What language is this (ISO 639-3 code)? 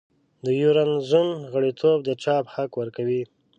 pus